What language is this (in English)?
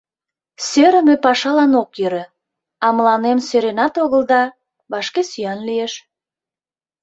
Mari